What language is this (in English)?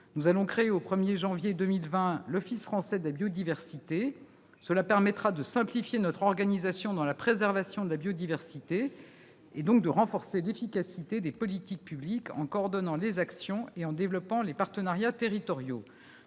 French